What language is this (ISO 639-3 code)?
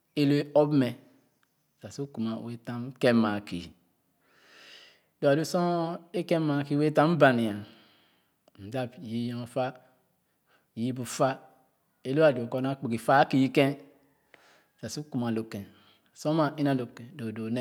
ogo